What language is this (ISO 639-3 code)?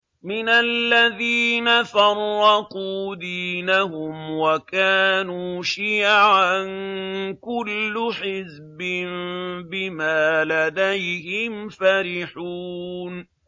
ara